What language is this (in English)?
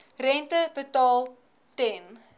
Afrikaans